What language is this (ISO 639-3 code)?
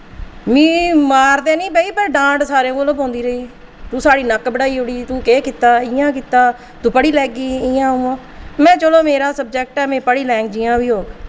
doi